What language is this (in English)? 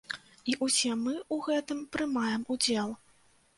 Belarusian